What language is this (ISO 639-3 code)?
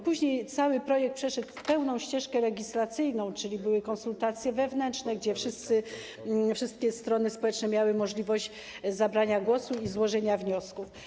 pol